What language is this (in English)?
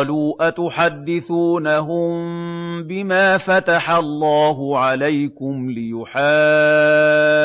Arabic